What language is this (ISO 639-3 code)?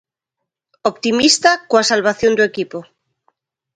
glg